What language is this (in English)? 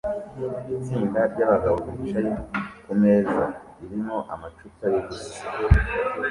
Kinyarwanda